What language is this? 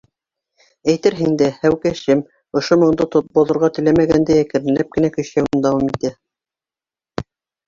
Bashkir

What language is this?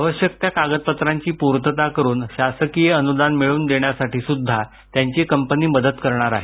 Marathi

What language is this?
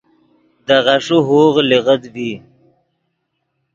Yidgha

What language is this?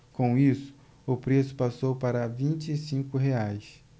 Portuguese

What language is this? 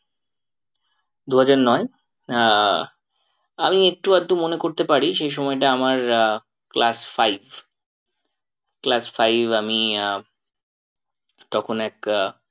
Bangla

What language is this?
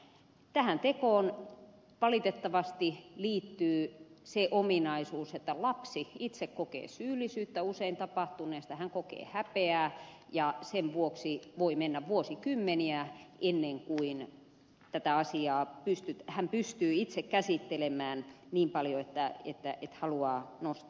Finnish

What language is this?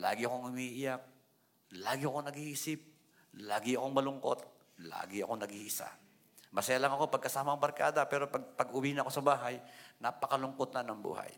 Filipino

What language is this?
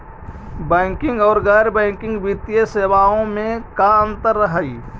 Magahi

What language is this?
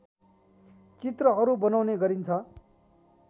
Nepali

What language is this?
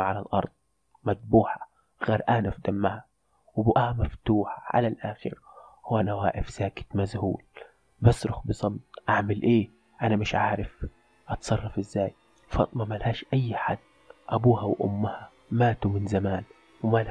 Arabic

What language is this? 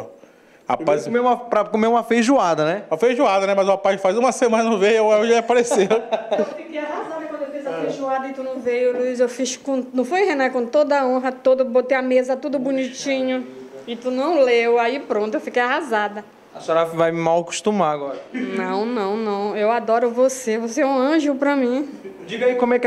Portuguese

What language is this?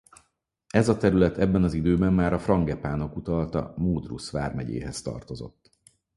Hungarian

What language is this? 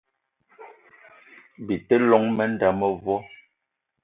Eton (Cameroon)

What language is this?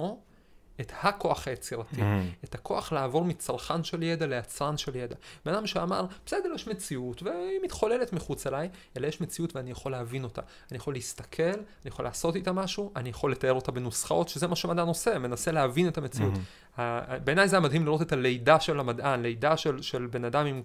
Hebrew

